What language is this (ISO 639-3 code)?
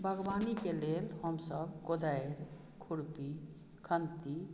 mai